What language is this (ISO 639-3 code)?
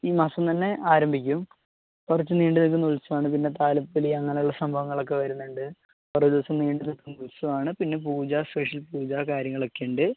mal